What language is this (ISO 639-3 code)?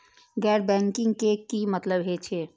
mai